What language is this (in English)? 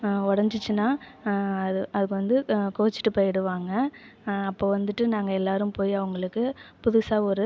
Tamil